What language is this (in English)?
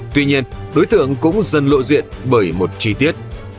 Vietnamese